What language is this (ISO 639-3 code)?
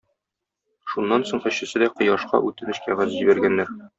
tat